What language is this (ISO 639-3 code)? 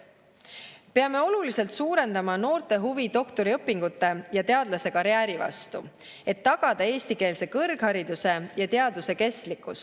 est